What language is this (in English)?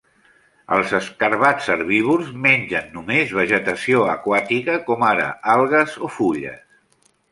Catalan